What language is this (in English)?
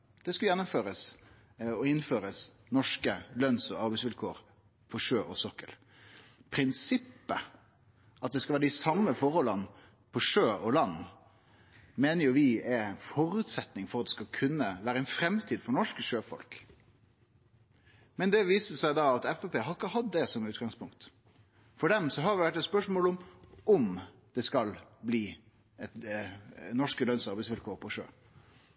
Norwegian Nynorsk